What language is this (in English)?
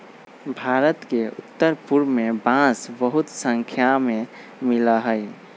Magahi